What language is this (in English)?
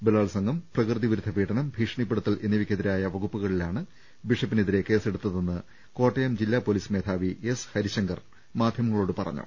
Malayalam